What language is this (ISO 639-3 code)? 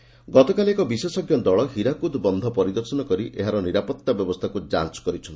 ori